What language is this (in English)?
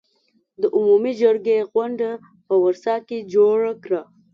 Pashto